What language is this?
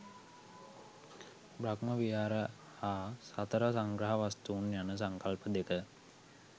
Sinhala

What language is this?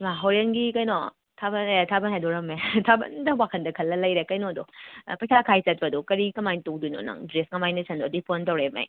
Manipuri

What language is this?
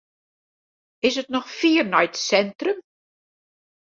Western Frisian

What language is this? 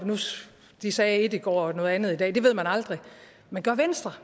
Danish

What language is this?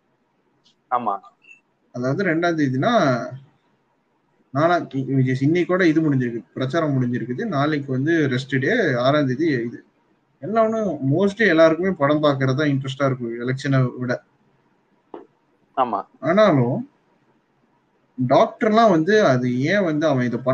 Tamil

